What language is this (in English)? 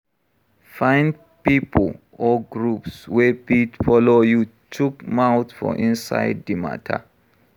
Nigerian Pidgin